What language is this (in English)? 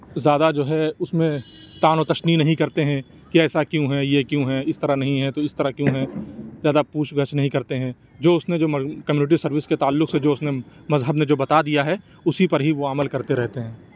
Urdu